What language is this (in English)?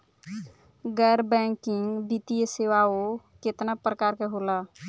Bhojpuri